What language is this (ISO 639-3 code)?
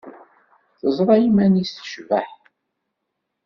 kab